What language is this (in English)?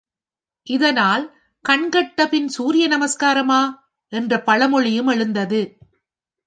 Tamil